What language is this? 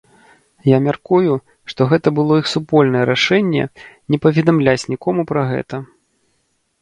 Belarusian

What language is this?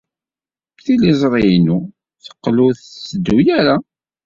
Kabyle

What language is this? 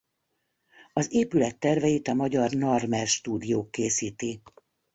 Hungarian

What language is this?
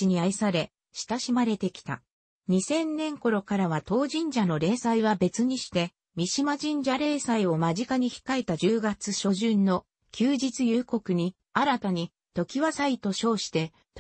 Japanese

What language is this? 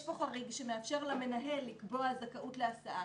Hebrew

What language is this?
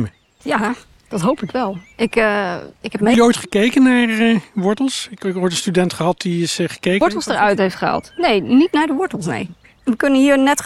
Dutch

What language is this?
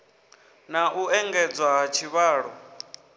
Venda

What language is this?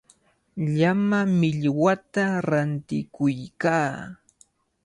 Cajatambo North Lima Quechua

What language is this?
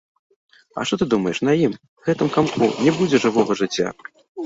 Belarusian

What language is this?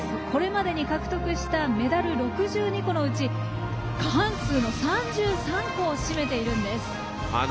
Japanese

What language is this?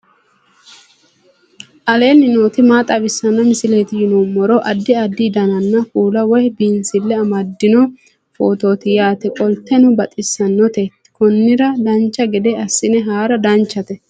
Sidamo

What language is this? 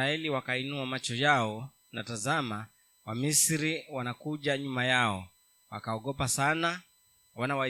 Swahili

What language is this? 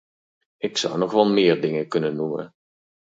Dutch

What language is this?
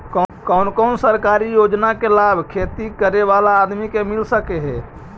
Magahi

